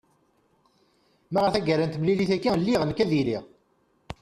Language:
Kabyle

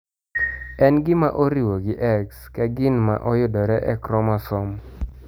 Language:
Luo (Kenya and Tanzania)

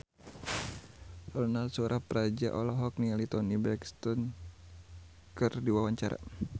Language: Sundanese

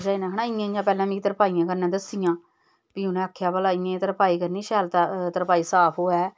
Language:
Dogri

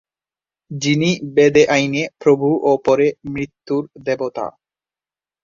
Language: Bangla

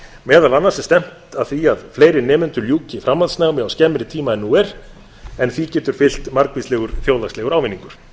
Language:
Icelandic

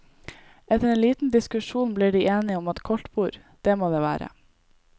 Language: Norwegian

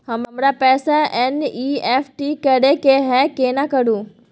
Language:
Maithili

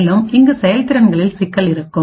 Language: Tamil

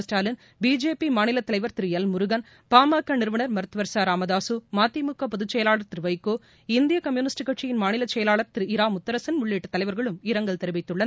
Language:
Tamil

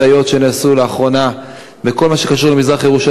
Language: Hebrew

